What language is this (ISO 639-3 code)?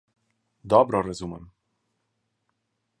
slv